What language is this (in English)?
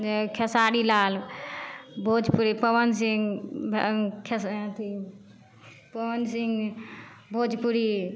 Maithili